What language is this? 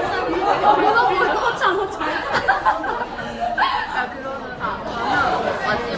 Korean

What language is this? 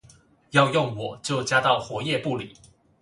Chinese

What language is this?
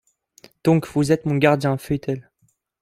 French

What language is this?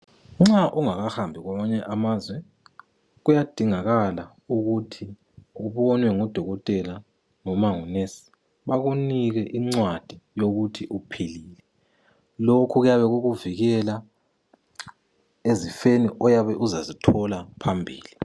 North Ndebele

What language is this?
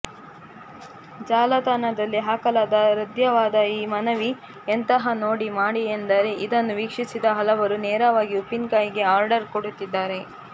Kannada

